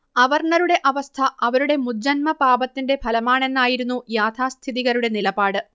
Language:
Malayalam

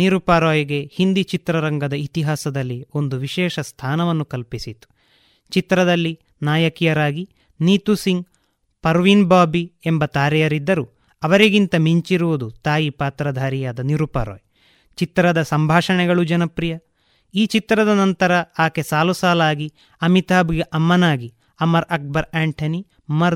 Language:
Kannada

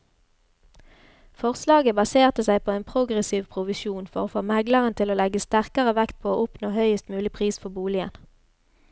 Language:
Norwegian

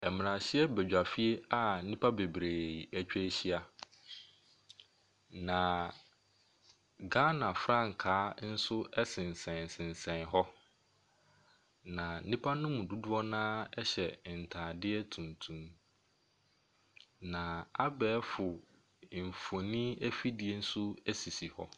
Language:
Akan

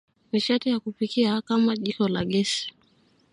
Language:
Swahili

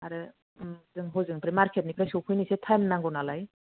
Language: Bodo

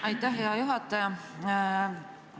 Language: Estonian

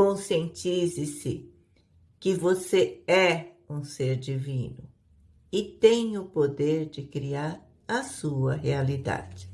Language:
Portuguese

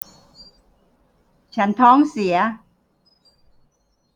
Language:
Thai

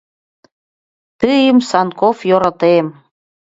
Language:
Mari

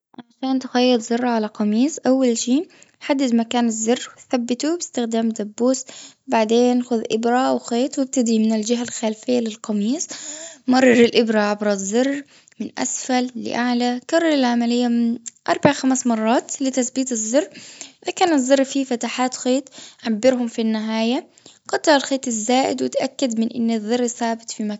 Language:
Gulf Arabic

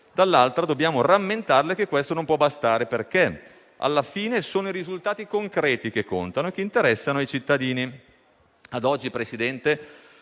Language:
Italian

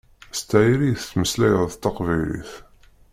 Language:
Kabyle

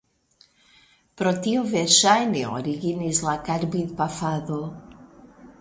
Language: Esperanto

